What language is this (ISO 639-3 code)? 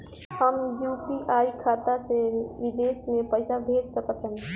bho